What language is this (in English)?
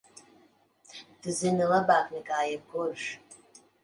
Latvian